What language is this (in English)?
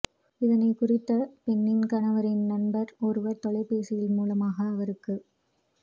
Tamil